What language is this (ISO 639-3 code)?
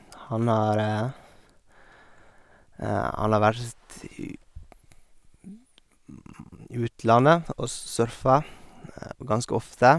nor